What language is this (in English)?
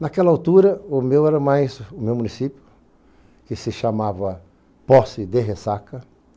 Portuguese